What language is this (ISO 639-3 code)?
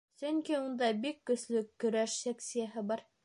bak